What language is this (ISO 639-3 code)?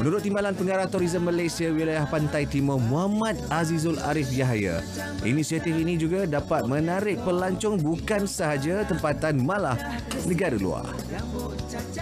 msa